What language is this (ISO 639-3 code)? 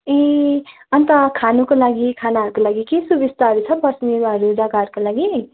nep